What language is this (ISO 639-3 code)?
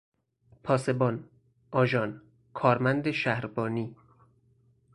fas